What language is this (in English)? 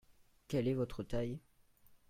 French